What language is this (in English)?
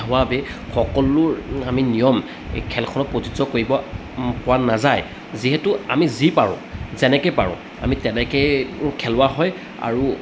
Assamese